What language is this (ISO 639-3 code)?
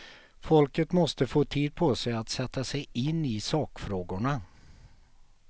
swe